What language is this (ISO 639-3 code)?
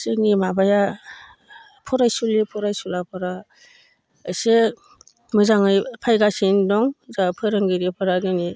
brx